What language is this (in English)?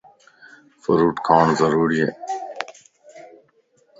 Lasi